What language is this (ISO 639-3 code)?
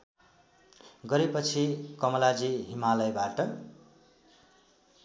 nep